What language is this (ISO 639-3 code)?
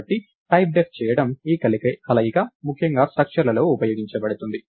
tel